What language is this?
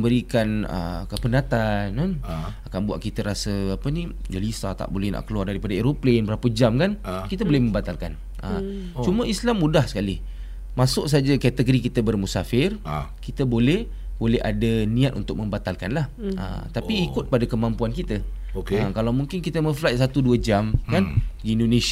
Malay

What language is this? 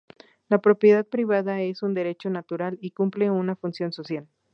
Spanish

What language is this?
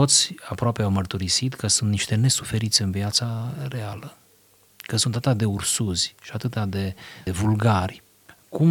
Romanian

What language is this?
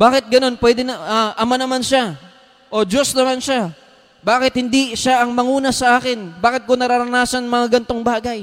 Filipino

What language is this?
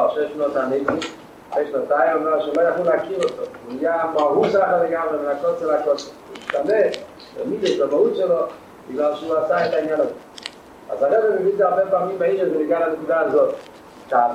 Hebrew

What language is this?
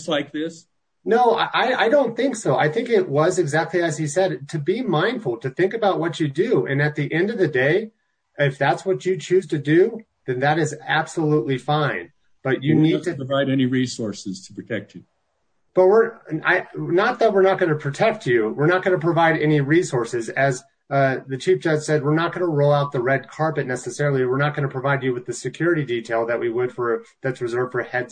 English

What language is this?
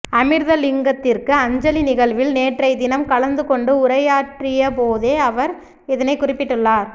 Tamil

